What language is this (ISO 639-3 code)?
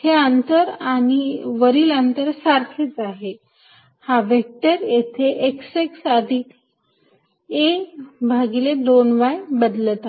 mar